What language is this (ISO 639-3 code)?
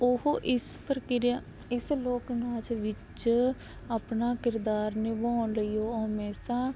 pan